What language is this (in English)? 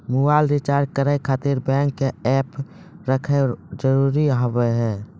Maithili